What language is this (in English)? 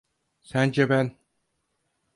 Turkish